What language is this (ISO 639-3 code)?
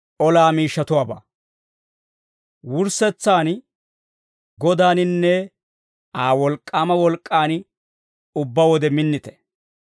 dwr